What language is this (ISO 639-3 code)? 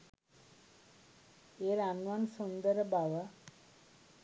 sin